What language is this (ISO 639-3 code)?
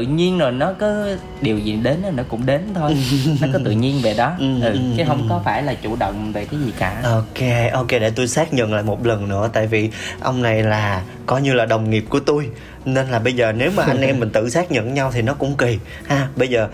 vie